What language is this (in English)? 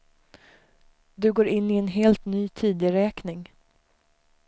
Swedish